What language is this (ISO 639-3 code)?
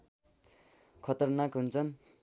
nep